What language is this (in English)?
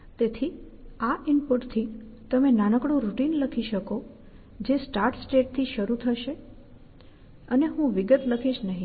Gujarati